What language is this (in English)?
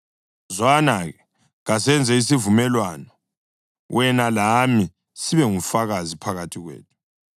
North Ndebele